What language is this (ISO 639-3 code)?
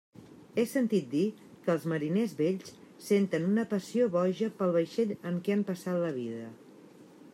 cat